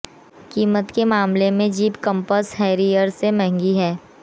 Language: Hindi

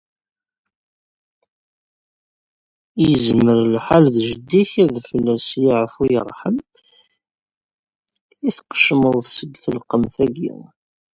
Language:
Kabyle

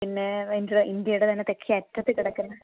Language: Malayalam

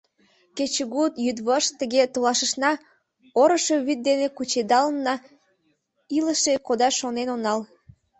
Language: Mari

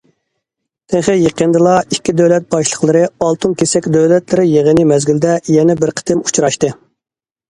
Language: Uyghur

